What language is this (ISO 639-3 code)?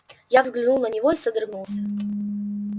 rus